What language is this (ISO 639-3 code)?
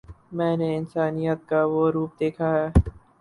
urd